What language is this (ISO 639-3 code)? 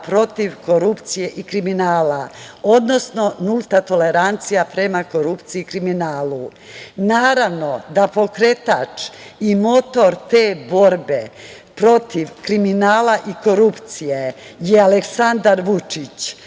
srp